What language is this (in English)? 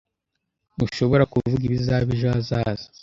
Kinyarwanda